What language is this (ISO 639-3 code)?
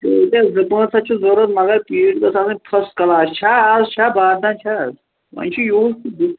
kas